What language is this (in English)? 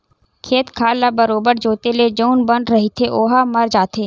Chhattisgarhi